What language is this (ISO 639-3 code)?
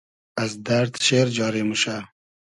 haz